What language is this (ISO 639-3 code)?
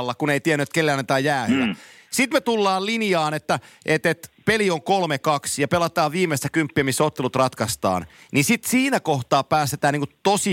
fin